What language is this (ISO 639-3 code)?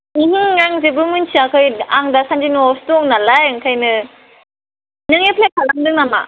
brx